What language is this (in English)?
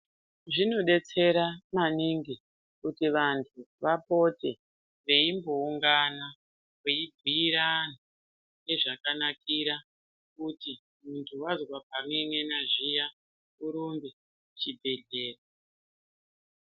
Ndau